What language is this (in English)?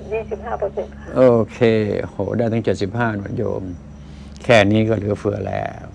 Thai